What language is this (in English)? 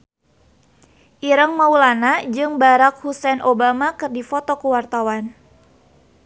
Sundanese